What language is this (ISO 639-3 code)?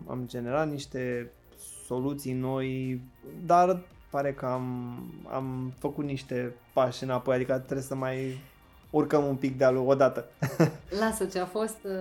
ron